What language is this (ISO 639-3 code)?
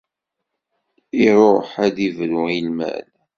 kab